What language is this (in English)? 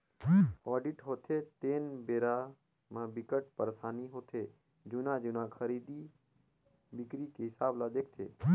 Chhattisgarhi